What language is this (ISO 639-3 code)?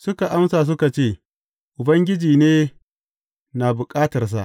hau